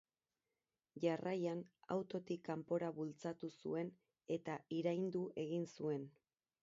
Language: Basque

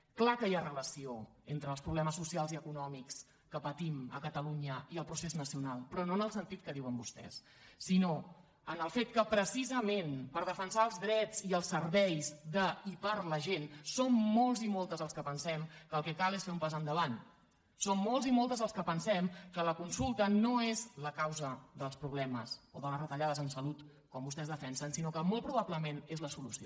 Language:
Catalan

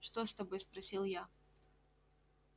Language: Russian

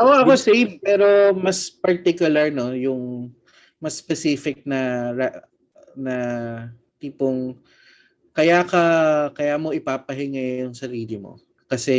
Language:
Filipino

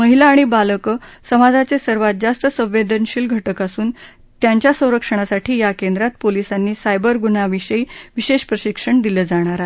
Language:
Marathi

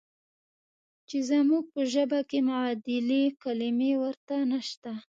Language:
Pashto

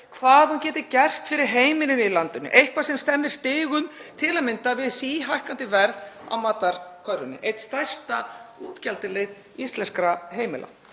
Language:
Icelandic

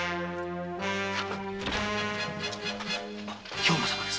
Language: Japanese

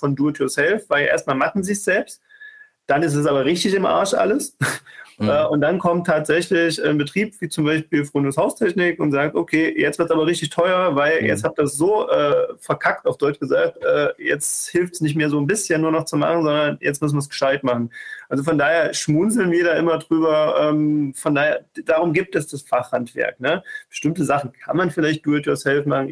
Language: German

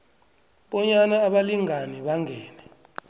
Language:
South Ndebele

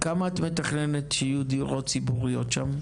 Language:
Hebrew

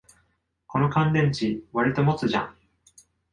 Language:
Japanese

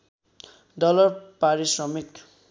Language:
Nepali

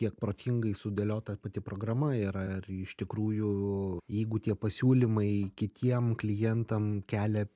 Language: Lithuanian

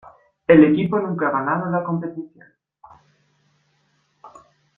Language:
Spanish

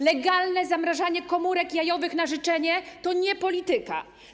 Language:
Polish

